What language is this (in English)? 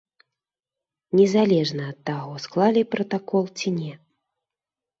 Belarusian